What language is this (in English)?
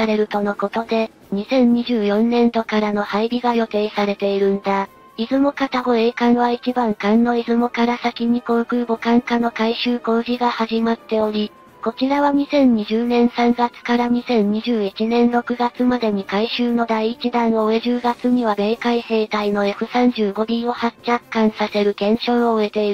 Japanese